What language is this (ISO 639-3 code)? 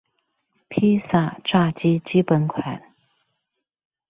zho